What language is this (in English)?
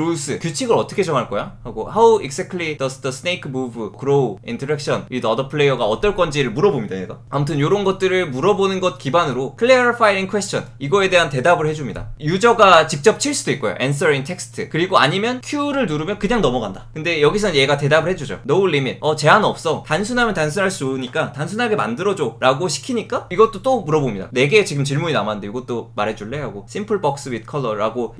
Korean